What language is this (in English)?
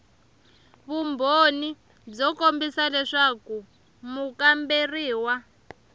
Tsonga